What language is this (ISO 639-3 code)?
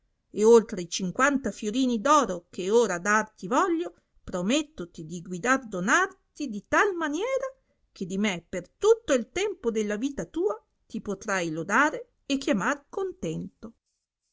ita